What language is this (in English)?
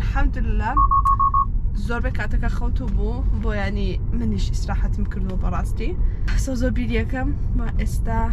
Arabic